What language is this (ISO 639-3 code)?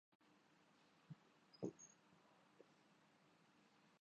urd